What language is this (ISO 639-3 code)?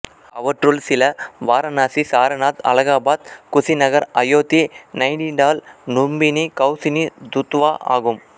tam